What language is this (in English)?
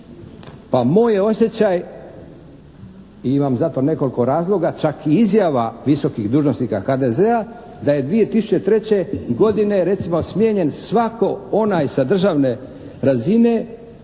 Croatian